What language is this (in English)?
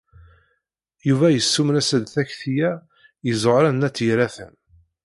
Kabyle